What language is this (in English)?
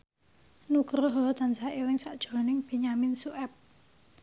Javanese